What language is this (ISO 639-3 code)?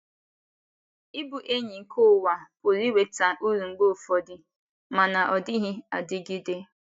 ibo